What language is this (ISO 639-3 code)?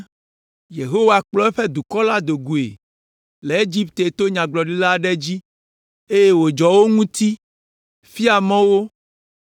ewe